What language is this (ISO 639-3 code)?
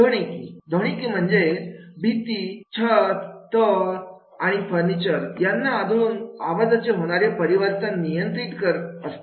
mar